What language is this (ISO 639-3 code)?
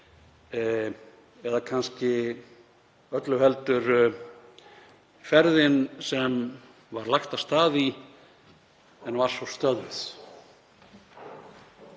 isl